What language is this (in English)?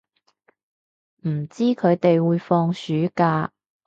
Cantonese